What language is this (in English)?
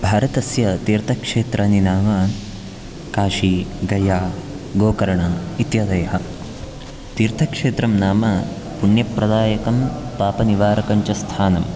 Sanskrit